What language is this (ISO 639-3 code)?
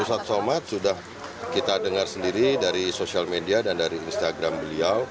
ind